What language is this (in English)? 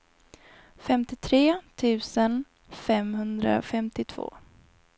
Swedish